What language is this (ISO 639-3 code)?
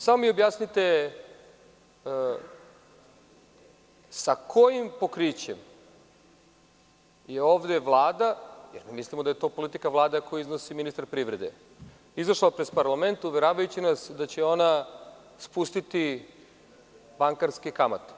srp